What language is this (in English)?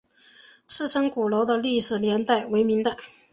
Chinese